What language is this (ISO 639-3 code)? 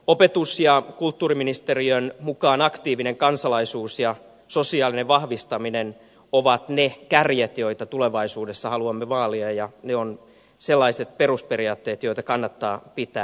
fin